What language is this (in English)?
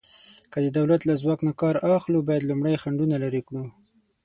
Pashto